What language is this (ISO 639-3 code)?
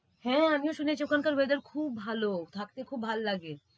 ben